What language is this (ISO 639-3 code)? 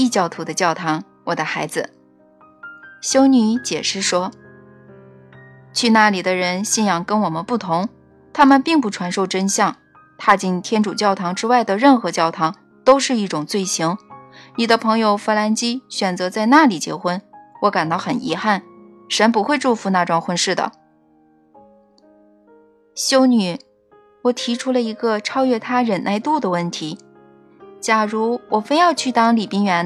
zho